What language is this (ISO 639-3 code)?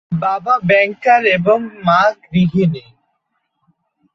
ben